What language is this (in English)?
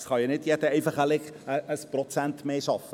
Swiss German